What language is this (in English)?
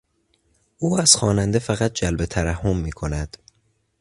Persian